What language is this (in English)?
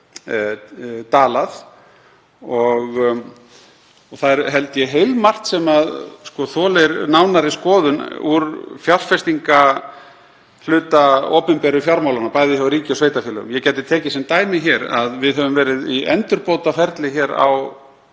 Icelandic